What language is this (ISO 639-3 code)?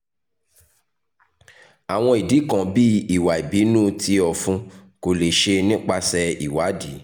yor